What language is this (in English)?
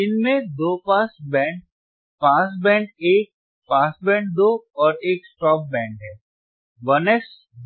Hindi